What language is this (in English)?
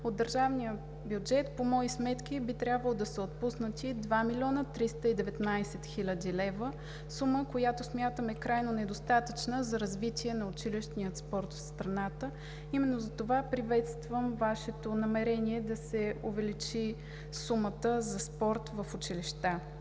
Bulgarian